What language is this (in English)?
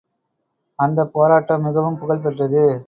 Tamil